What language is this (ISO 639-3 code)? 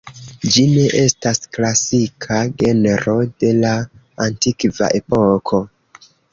epo